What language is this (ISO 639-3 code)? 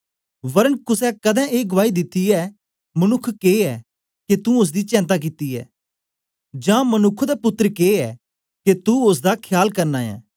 doi